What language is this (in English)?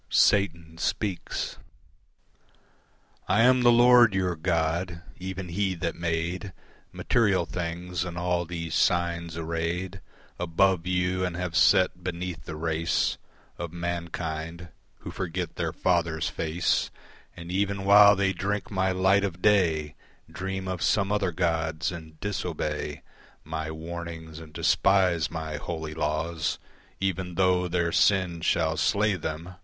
English